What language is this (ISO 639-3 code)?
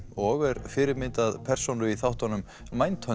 isl